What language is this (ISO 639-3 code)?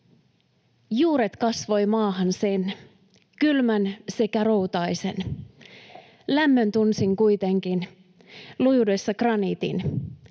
fin